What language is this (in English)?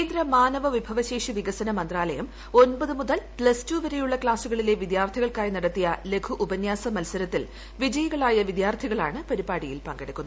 Malayalam